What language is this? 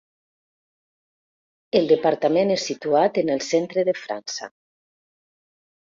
Catalan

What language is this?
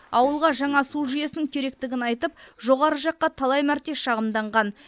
Kazakh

